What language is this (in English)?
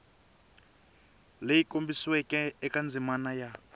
Tsonga